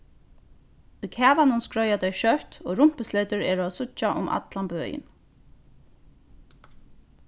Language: Faroese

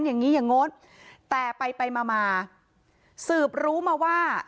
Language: Thai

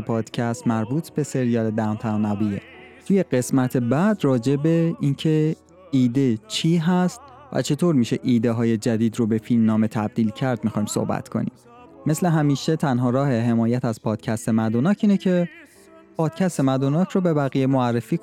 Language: Persian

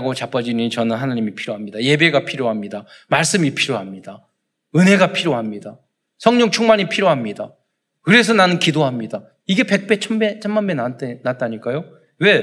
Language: Korean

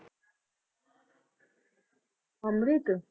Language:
Punjabi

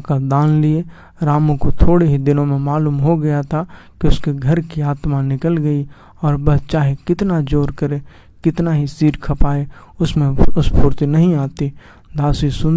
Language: Hindi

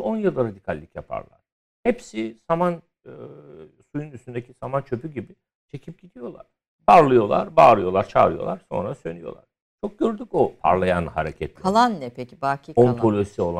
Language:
Turkish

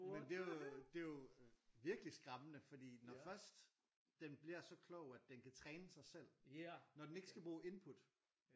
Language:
Danish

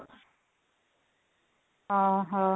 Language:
Odia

